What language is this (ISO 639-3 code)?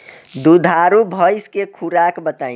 bho